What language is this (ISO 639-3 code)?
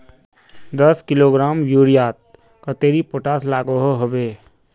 mag